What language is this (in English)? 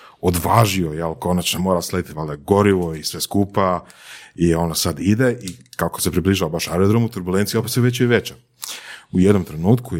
Croatian